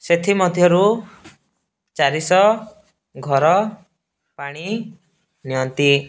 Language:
Odia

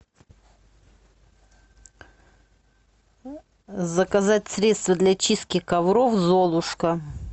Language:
Russian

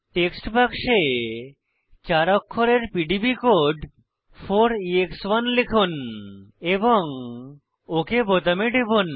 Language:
Bangla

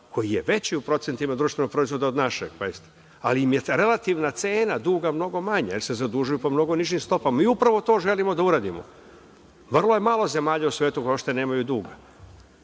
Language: Serbian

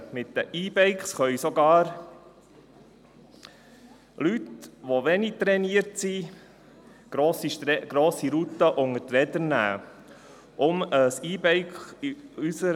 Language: Swiss German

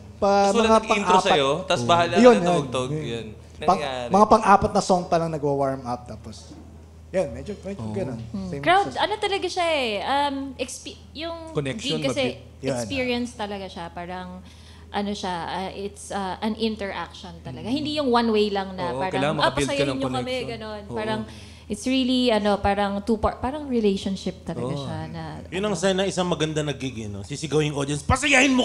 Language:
Filipino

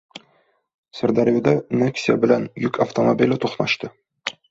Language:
Uzbek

